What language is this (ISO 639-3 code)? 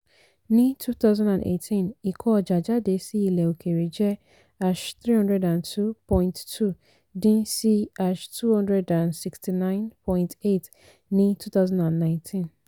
yor